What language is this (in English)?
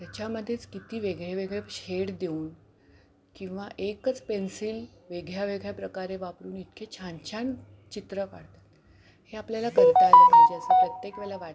Marathi